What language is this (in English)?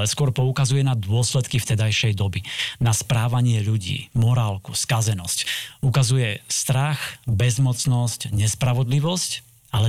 Slovak